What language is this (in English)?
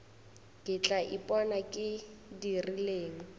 Northern Sotho